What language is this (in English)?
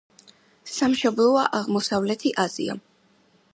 Georgian